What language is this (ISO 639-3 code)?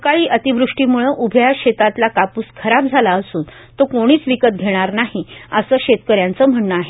mar